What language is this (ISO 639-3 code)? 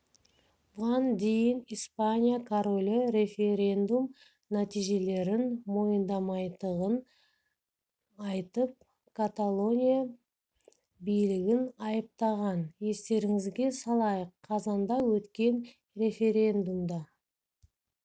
kaz